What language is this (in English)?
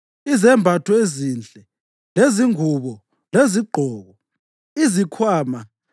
North Ndebele